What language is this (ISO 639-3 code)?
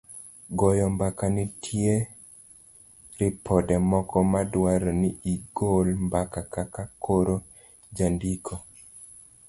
luo